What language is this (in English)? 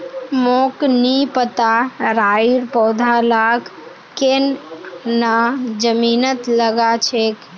Magahi